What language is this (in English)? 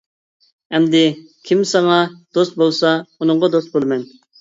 Uyghur